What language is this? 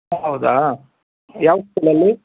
Kannada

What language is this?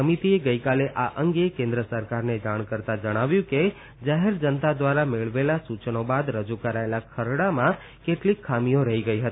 Gujarati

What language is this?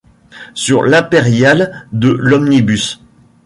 French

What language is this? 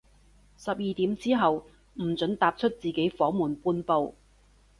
Cantonese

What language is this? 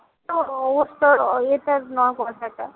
Bangla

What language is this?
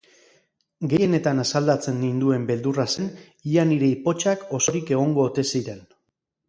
Basque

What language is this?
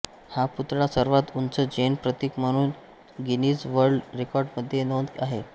Marathi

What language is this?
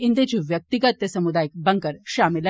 Dogri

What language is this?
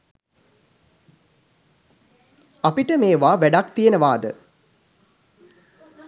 Sinhala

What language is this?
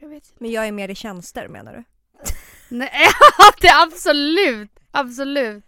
Swedish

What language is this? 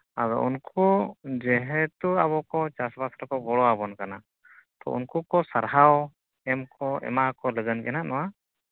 Santali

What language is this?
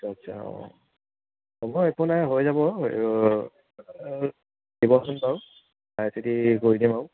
Assamese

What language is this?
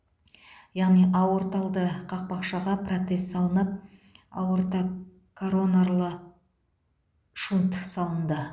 Kazakh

